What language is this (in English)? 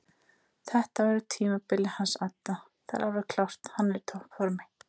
Icelandic